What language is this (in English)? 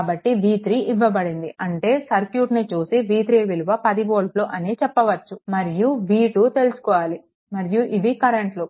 Telugu